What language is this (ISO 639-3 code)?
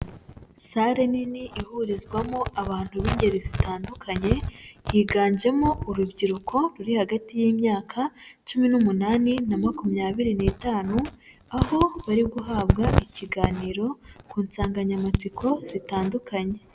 kin